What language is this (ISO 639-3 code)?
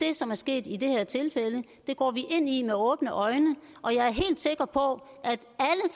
dan